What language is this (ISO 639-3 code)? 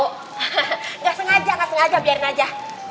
ind